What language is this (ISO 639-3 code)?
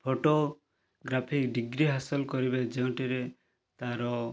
ori